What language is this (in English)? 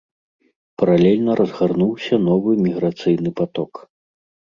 Belarusian